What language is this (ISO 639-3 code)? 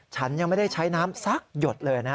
tha